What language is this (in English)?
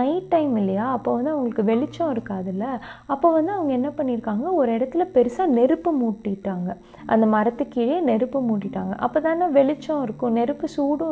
Tamil